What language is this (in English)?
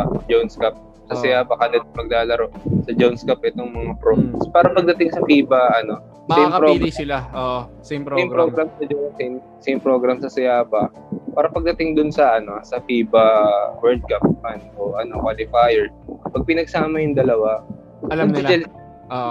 Filipino